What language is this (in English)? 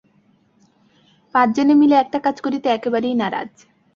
Bangla